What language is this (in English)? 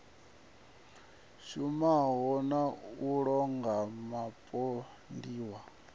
Venda